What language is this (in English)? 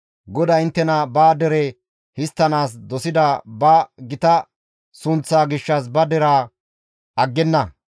Gamo